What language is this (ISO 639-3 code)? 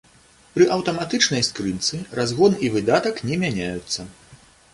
bel